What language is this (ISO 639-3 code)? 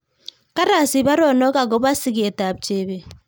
kln